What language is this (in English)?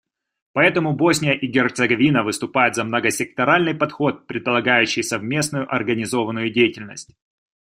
Russian